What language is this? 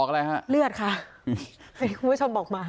Thai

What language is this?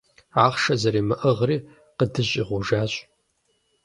Kabardian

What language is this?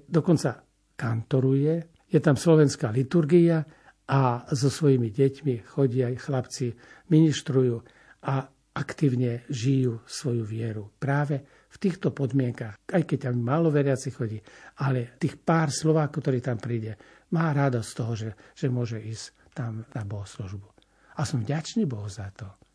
Slovak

